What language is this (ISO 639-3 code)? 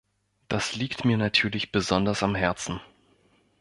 deu